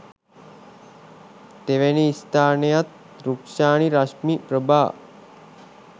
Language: Sinhala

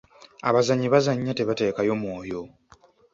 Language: Ganda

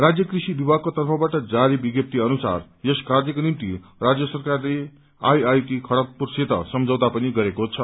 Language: Nepali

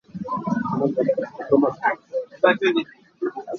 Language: Hakha Chin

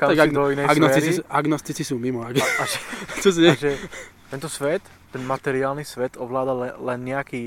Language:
Slovak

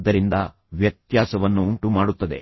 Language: Kannada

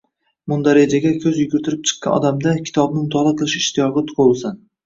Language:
Uzbek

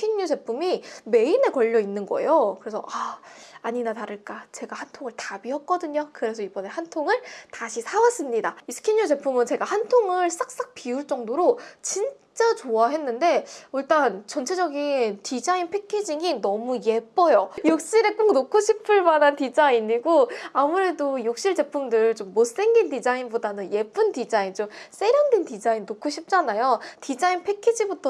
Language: Korean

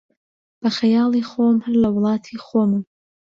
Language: Central Kurdish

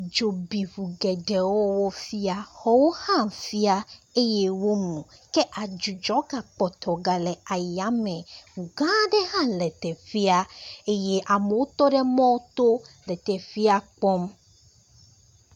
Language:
Ewe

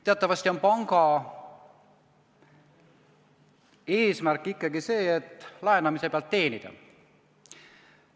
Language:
Estonian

